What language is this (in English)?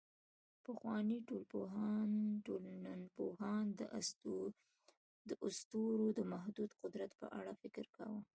Pashto